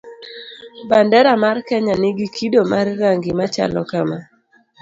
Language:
Luo (Kenya and Tanzania)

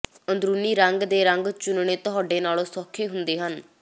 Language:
Punjabi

